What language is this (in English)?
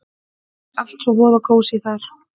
Icelandic